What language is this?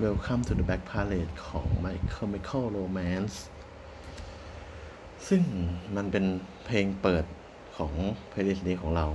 Thai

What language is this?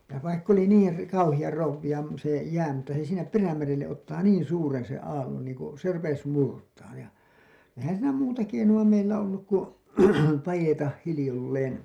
Finnish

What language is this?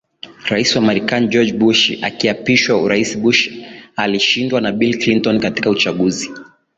Swahili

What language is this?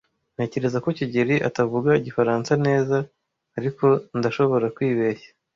Kinyarwanda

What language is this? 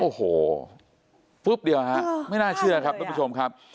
Thai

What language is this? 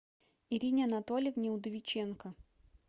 Russian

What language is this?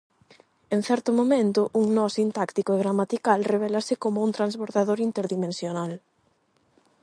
Galician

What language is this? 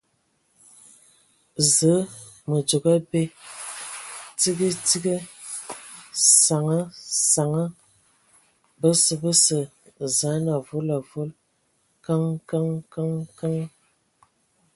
Ewondo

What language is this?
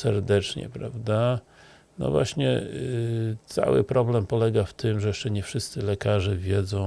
Polish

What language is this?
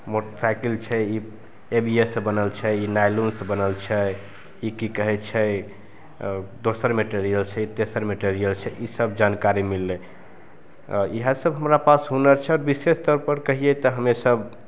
Maithili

